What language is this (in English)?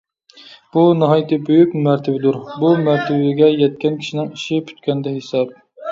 Uyghur